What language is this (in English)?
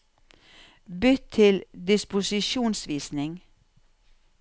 Norwegian